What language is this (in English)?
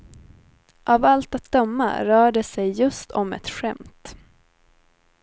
Swedish